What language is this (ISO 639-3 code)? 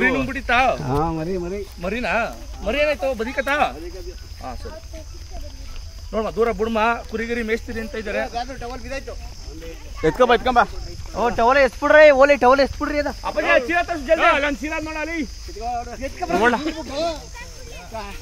ara